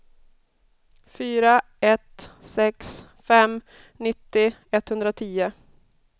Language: Swedish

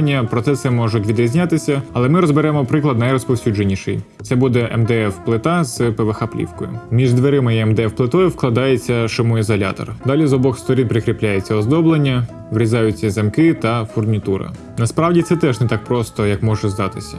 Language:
Ukrainian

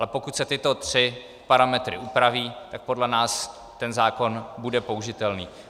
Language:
Czech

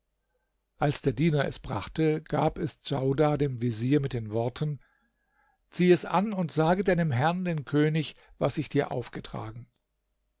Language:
German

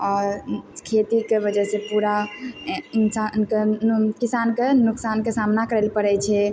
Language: Maithili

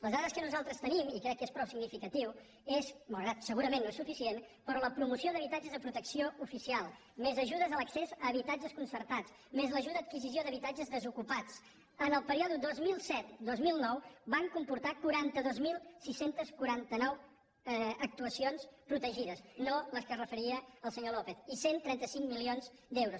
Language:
Catalan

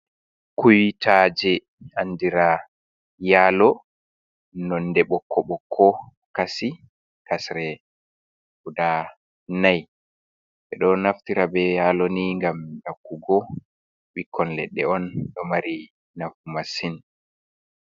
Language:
Fula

